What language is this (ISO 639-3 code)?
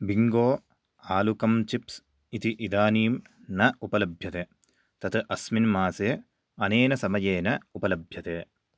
san